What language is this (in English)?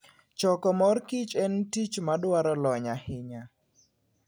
Luo (Kenya and Tanzania)